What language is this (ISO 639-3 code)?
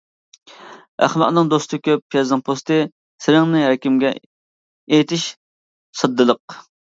uig